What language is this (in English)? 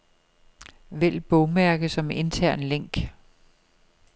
Danish